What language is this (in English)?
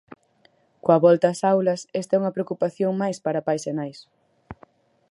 Galician